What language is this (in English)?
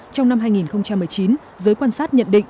Vietnamese